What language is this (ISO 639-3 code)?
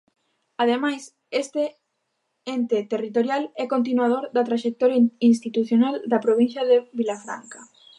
glg